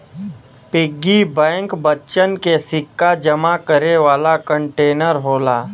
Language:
Bhojpuri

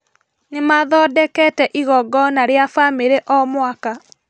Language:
Kikuyu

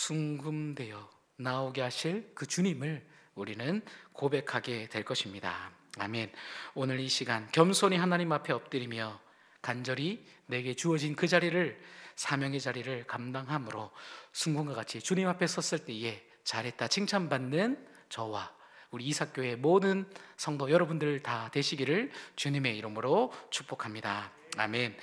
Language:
Korean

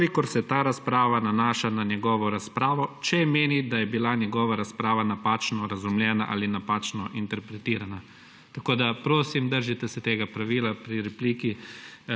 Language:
Slovenian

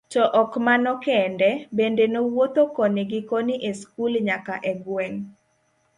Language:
Luo (Kenya and Tanzania)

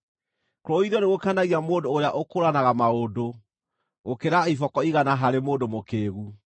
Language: Kikuyu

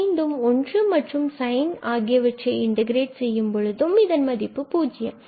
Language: Tamil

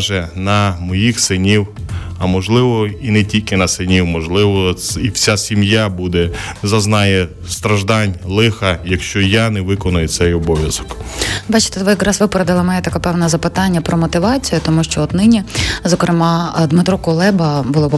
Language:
Ukrainian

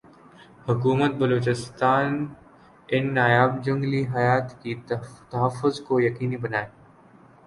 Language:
Urdu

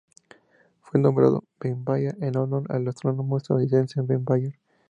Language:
Spanish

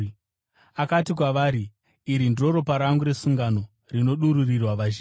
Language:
Shona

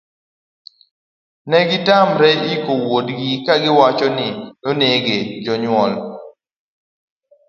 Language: Luo (Kenya and Tanzania)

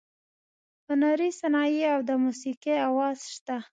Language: Pashto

